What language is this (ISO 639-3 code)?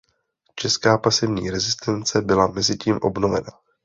ces